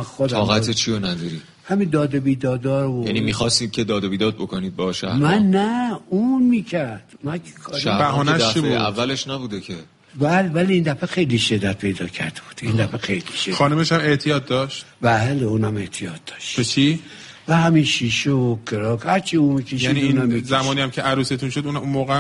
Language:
Persian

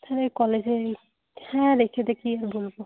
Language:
Bangla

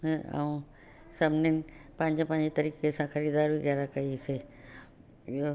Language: Sindhi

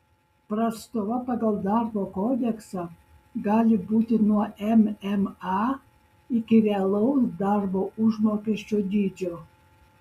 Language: Lithuanian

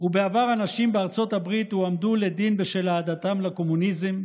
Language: Hebrew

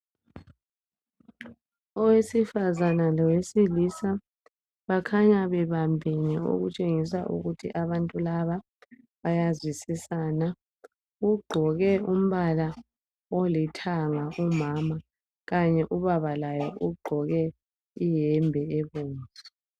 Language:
North Ndebele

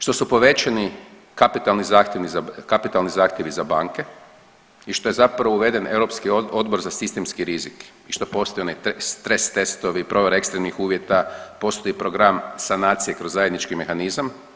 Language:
Croatian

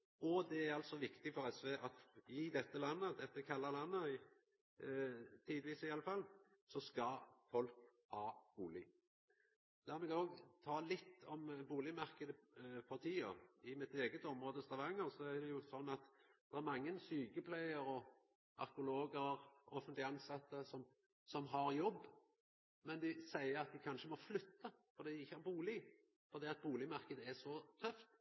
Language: Norwegian Nynorsk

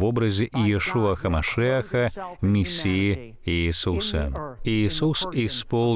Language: Russian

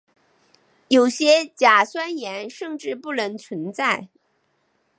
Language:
Chinese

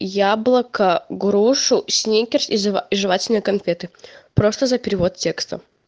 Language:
Russian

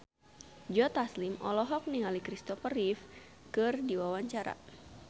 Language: Sundanese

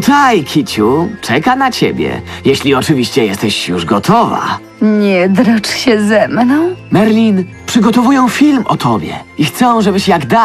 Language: Polish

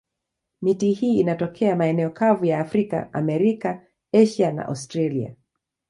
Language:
Swahili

